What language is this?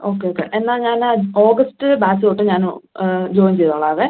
Malayalam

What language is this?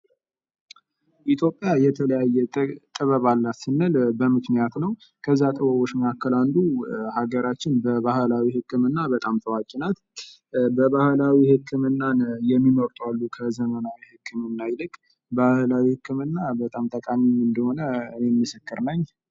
Amharic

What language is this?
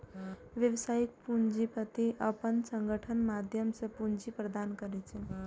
Maithili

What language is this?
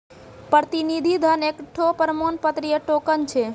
Maithili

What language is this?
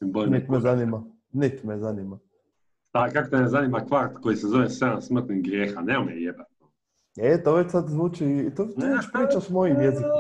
Croatian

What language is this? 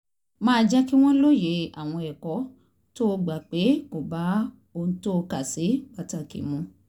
Yoruba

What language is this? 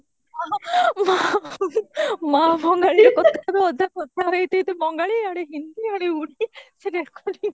Odia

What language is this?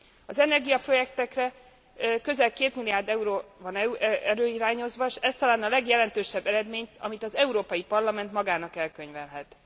Hungarian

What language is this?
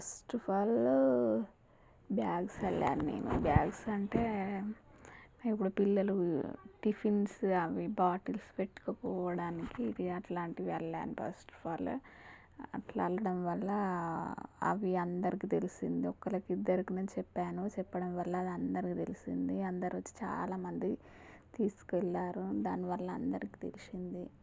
Telugu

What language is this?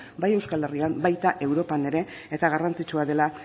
Basque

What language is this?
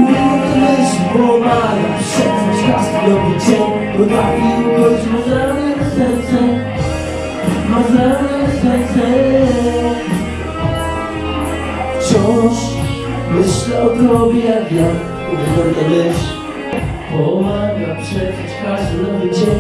Polish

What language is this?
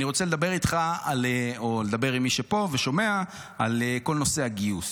Hebrew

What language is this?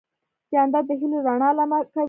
Pashto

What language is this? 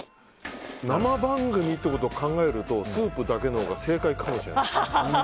Japanese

